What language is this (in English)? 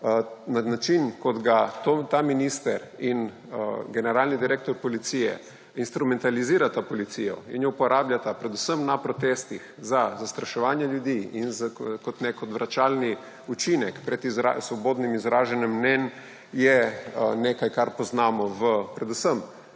Slovenian